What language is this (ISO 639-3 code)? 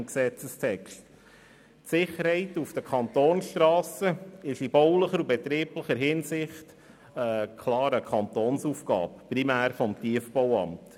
gsw